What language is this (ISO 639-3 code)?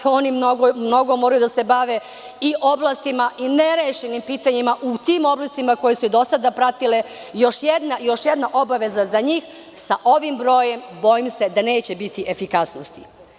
srp